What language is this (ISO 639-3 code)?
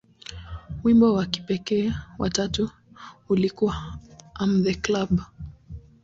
swa